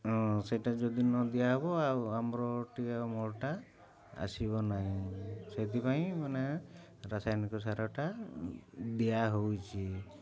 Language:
Odia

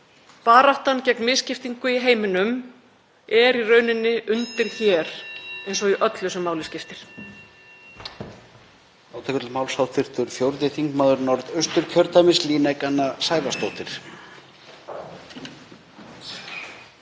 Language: Icelandic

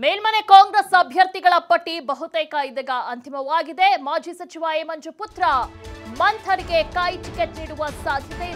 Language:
Hindi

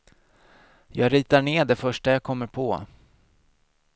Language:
Swedish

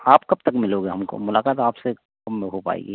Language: Hindi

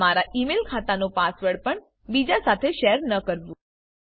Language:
Gujarati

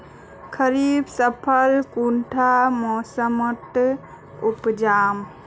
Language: Magahi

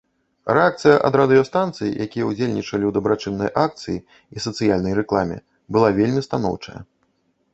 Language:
Belarusian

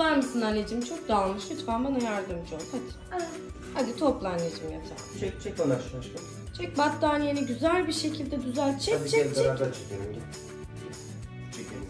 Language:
Turkish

